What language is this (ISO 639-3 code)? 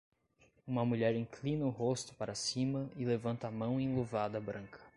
por